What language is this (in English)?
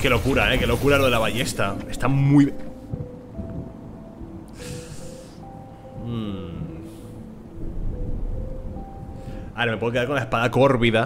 Spanish